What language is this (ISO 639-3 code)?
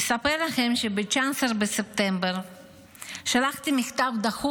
heb